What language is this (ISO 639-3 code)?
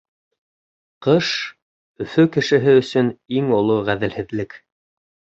bak